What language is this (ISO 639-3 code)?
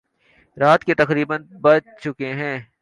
urd